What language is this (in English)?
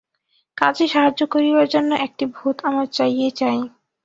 Bangla